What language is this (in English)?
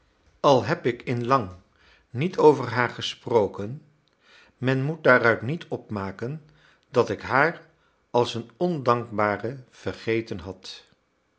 Dutch